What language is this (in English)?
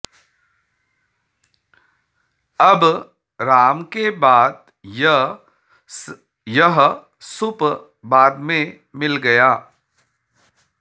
Sanskrit